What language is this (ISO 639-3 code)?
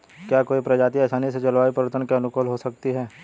hin